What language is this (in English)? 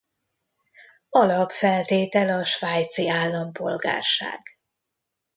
Hungarian